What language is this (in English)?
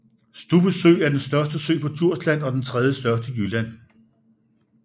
Danish